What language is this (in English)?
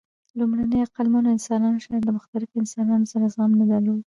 Pashto